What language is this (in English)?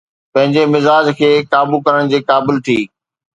Sindhi